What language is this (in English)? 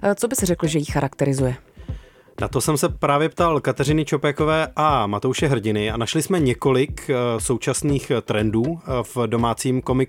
Czech